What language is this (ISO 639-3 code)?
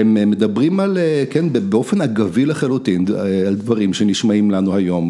heb